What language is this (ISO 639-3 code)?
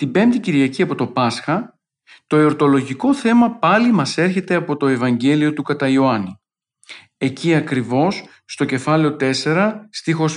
ell